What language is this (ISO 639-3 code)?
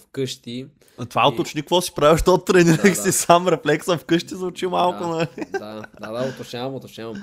bul